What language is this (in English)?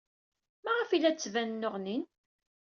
Kabyle